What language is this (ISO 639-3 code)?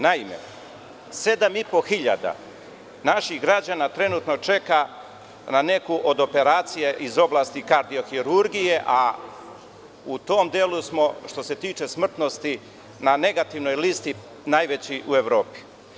srp